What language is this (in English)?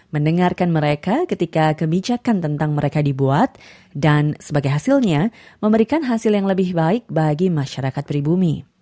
Indonesian